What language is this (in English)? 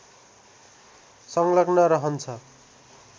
Nepali